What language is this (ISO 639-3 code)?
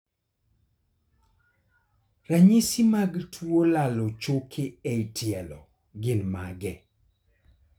luo